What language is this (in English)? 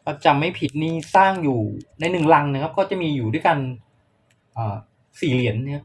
Thai